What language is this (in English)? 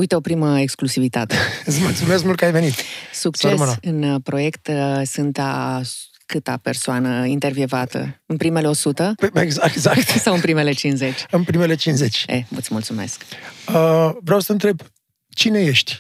Romanian